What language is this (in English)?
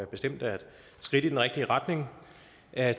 Danish